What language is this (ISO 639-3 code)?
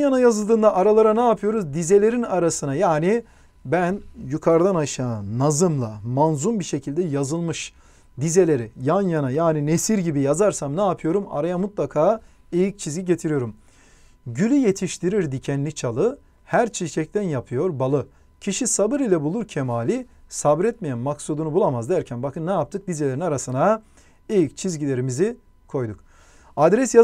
tur